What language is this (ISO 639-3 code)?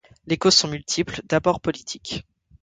fra